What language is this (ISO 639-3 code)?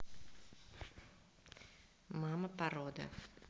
rus